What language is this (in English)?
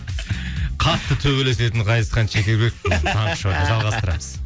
Kazakh